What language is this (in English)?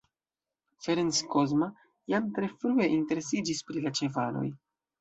Esperanto